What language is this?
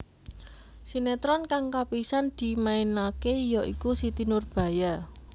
Javanese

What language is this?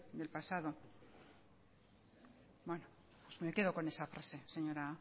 Spanish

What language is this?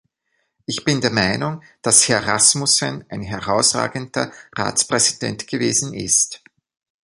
German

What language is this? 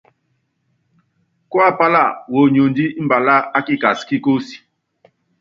Yangben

